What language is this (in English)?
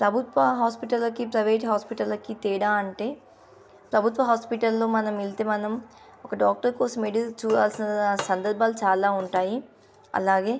Telugu